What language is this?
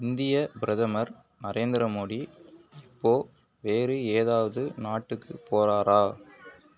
Tamil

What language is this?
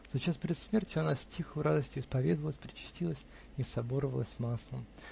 Russian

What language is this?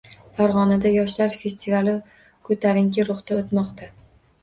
Uzbek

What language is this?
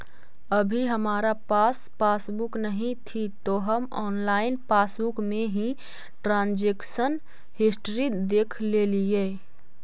Magahi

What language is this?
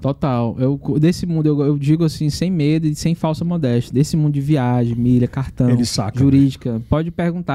Portuguese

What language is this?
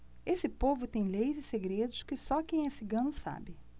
Portuguese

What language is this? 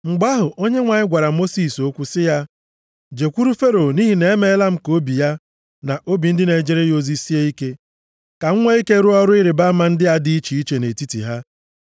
Igbo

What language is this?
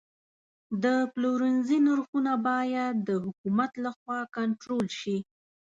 Pashto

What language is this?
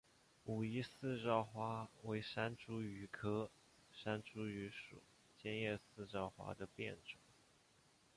Chinese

